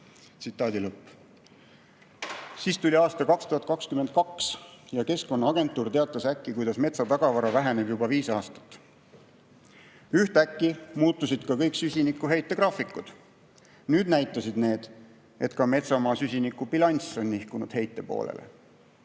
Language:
Estonian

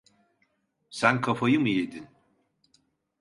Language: Turkish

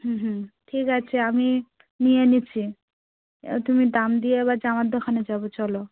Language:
Bangla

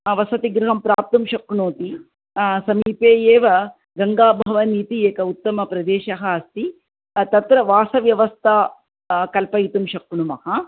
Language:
Sanskrit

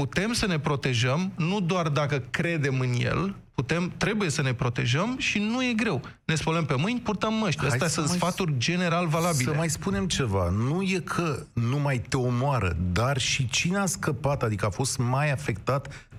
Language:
Romanian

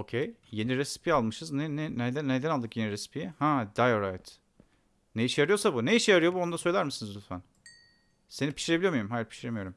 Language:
Turkish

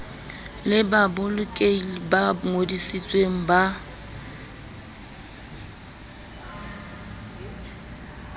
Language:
Southern Sotho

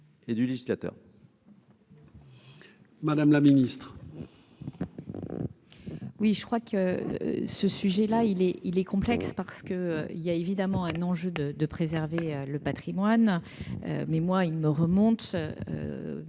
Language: French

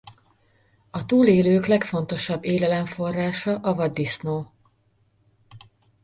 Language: Hungarian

